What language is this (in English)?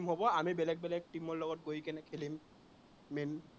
Assamese